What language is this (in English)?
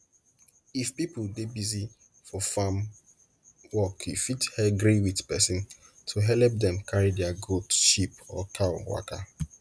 Nigerian Pidgin